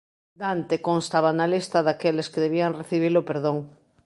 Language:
Galician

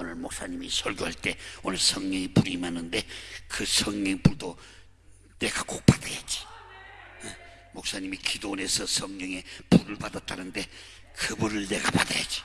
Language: Korean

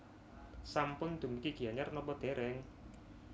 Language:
Javanese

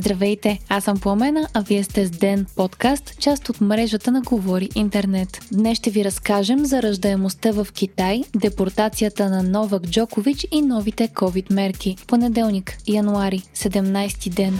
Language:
Bulgarian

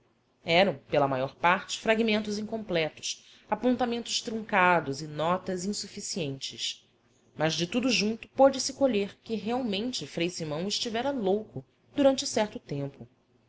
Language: Portuguese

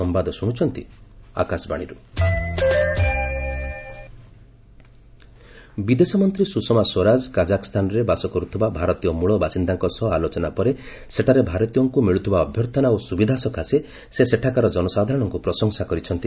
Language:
Odia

